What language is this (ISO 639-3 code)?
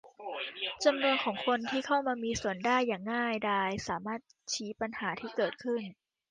tha